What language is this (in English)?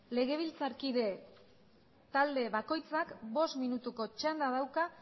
Basque